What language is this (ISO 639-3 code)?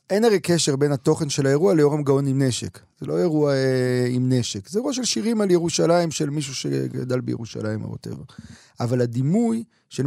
heb